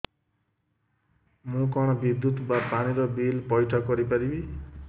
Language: Odia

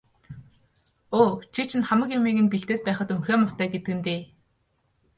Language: Mongolian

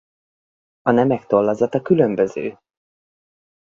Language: Hungarian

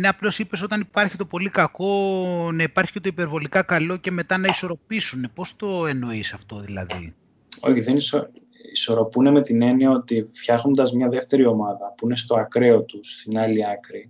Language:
Greek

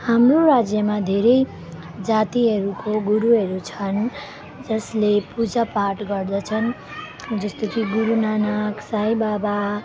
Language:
Nepali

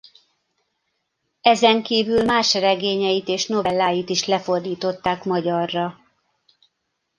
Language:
Hungarian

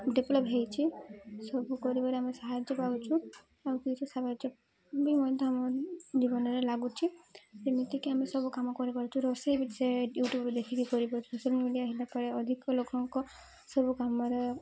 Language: Odia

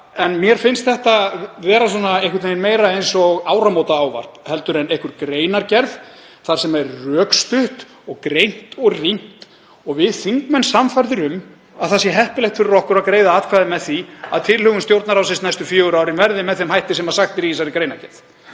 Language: Icelandic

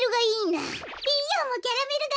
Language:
Japanese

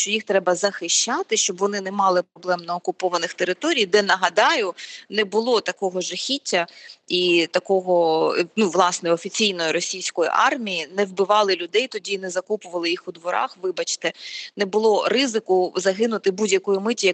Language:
Ukrainian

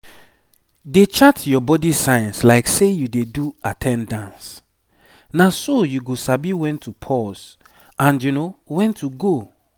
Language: Nigerian Pidgin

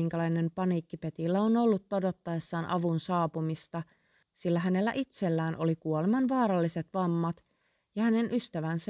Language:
Finnish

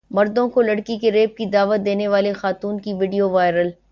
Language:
Urdu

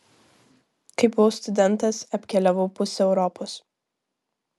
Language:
Lithuanian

